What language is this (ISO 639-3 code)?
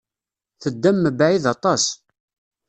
kab